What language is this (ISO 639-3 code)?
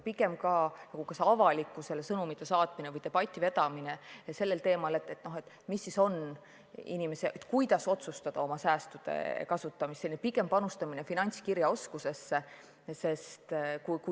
est